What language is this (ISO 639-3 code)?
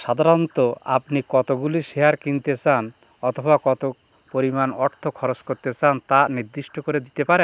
ben